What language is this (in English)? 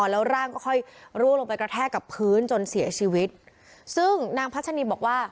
Thai